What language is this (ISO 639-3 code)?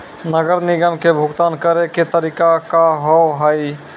mai